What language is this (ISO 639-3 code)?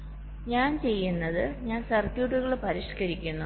mal